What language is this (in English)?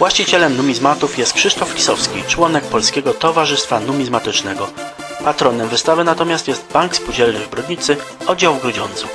Polish